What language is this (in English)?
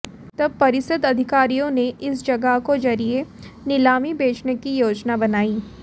Hindi